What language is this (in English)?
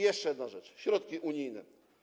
Polish